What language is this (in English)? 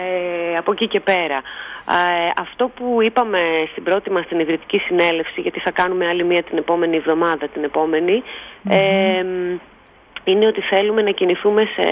Greek